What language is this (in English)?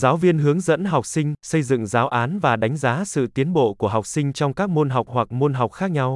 Turkish